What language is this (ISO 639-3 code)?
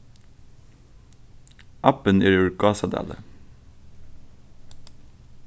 fao